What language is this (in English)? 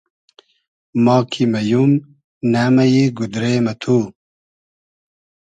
Hazaragi